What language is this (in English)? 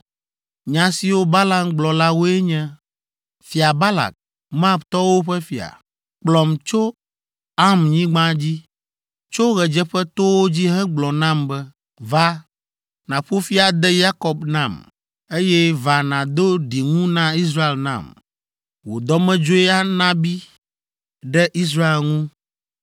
Ewe